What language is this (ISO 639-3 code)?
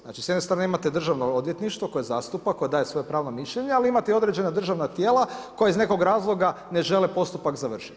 hrv